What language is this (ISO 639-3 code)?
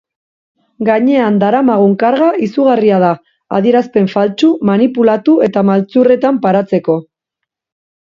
eus